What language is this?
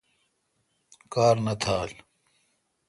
Kalkoti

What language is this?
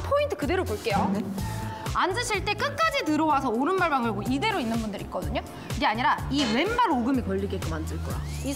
Korean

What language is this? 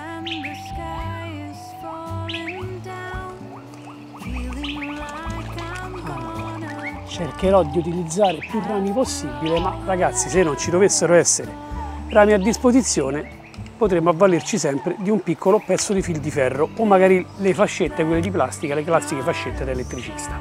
Italian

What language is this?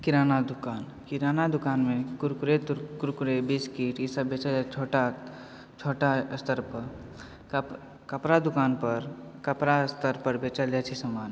Maithili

